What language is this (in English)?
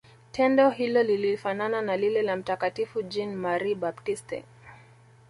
Swahili